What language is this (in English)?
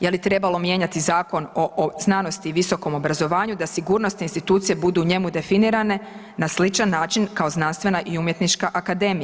Croatian